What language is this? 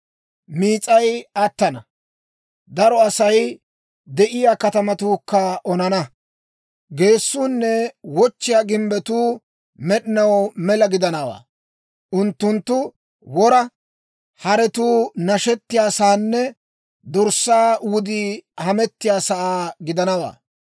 Dawro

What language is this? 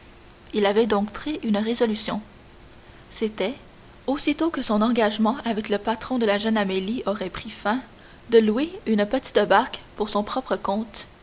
French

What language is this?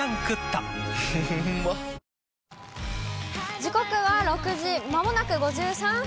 Japanese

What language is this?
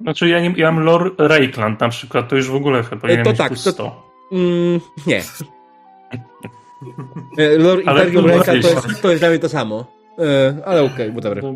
Polish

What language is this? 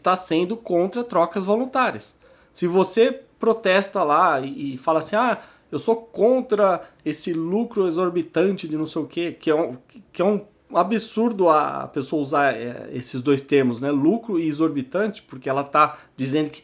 Portuguese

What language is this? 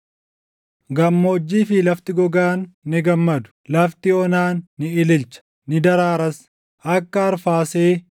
Oromo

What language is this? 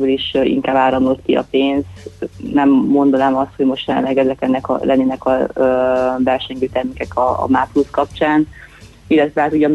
Hungarian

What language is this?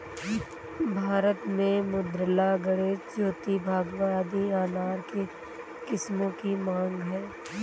Hindi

